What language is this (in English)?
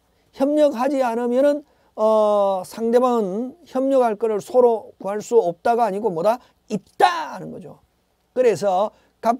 Korean